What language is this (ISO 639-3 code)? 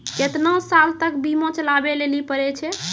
mai